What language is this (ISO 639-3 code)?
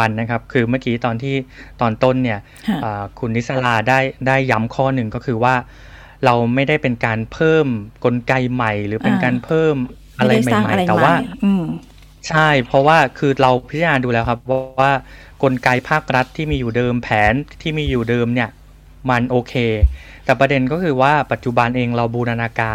tha